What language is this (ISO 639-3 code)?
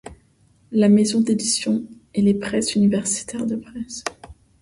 fra